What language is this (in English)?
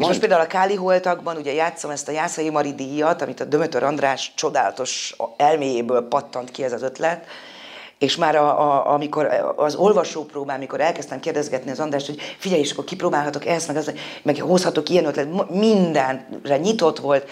Hungarian